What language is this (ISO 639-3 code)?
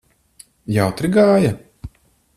lav